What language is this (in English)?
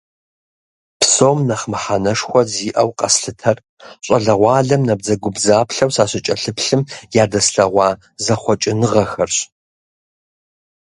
Kabardian